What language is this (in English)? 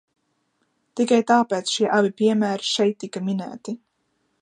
Latvian